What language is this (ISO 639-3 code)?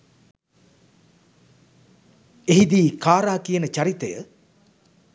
sin